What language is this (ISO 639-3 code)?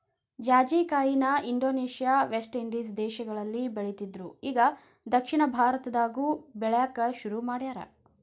kan